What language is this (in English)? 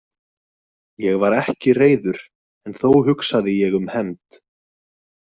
Icelandic